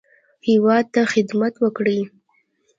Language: Pashto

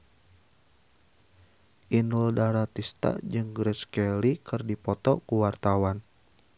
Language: Sundanese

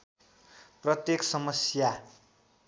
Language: Nepali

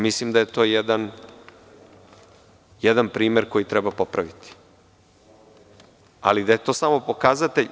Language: Serbian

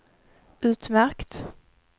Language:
Swedish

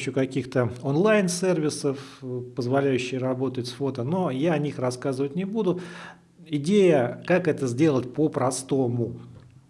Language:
Russian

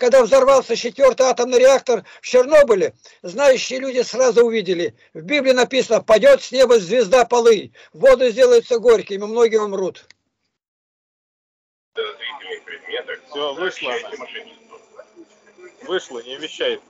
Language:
Russian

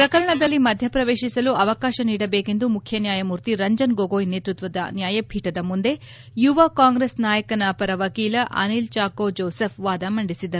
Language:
Kannada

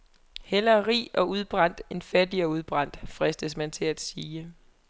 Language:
Danish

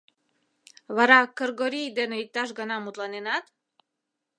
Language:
Mari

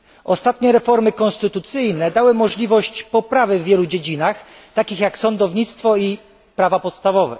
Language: Polish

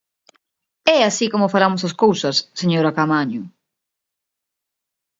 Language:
Galician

